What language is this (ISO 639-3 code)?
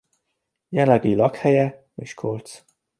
hun